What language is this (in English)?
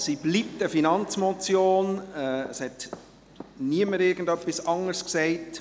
Swiss German